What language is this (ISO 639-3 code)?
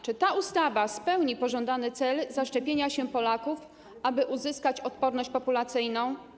pol